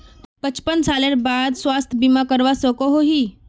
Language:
Magahi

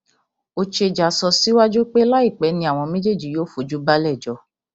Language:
Yoruba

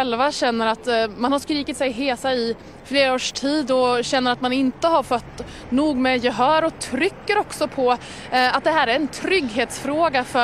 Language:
Swedish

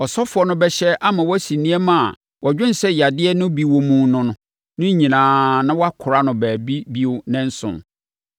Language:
Akan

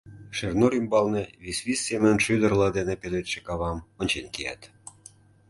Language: Mari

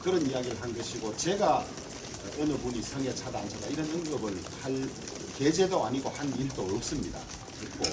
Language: Korean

